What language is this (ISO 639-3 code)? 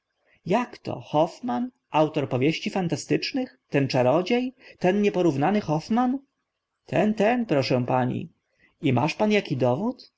pol